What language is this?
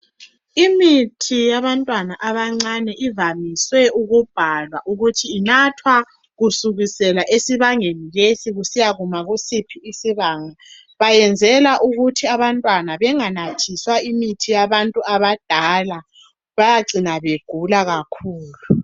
North Ndebele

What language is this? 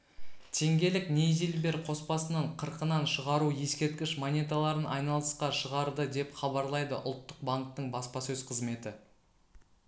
Kazakh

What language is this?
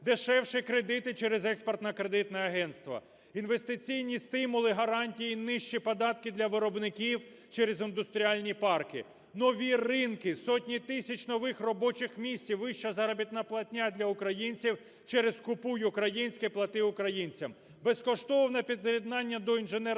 Ukrainian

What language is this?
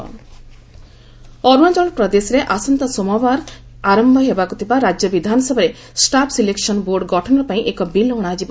Odia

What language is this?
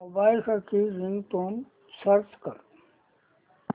Marathi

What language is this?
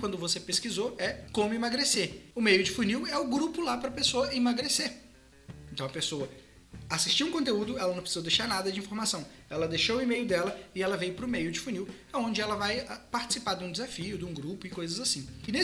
Portuguese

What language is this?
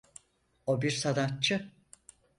Turkish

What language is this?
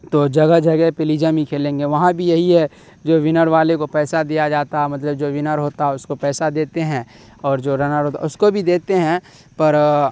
Urdu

